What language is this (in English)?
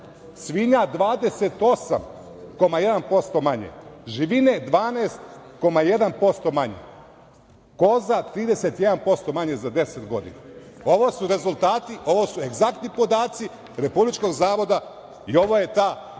Serbian